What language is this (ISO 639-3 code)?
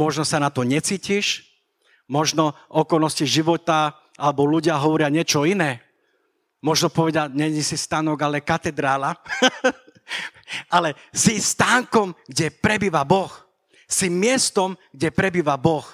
slk